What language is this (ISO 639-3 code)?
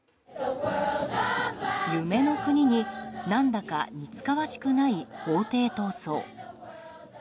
jpn